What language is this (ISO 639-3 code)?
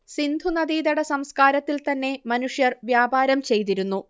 mal